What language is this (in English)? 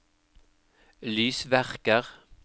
Norwegian